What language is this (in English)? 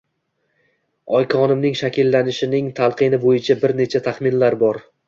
Uzbek